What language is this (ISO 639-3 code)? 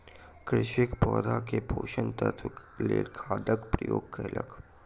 mai